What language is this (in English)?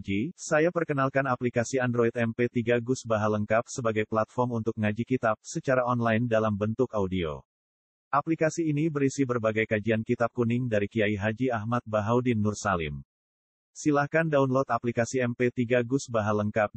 Indonesian